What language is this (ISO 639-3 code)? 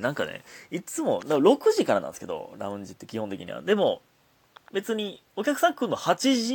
jpn